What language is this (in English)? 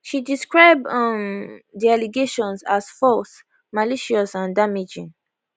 Nigerian Pidgin